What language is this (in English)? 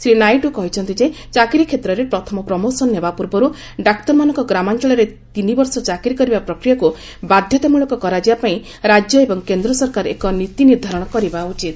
Odia